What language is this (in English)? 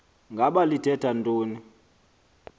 Xhosa